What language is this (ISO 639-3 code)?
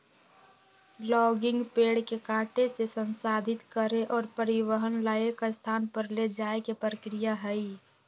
mag